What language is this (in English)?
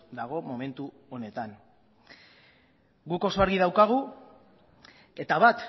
Basque